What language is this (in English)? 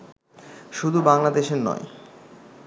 Bangla